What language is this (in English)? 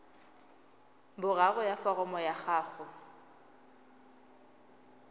Tswana